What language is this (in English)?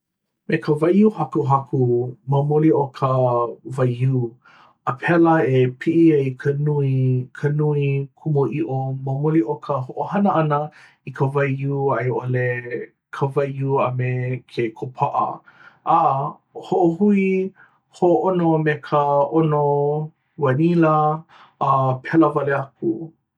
Hawaiian